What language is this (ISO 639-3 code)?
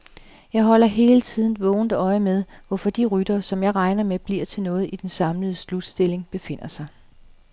dan